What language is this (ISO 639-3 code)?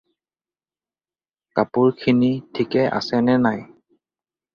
asm